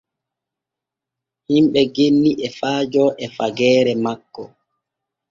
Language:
Borgu Fulfulde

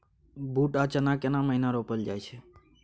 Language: Maithili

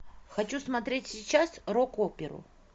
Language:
Russian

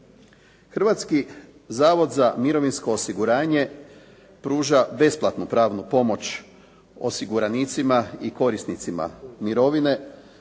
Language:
Croatian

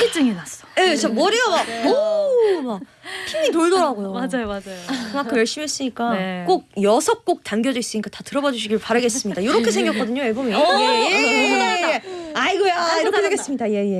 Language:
Korean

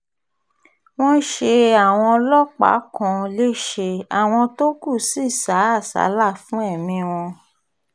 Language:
Yoruba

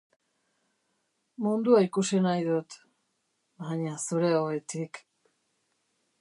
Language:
Basque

